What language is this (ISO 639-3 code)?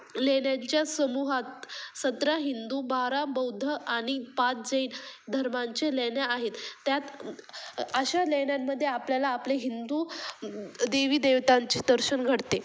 mar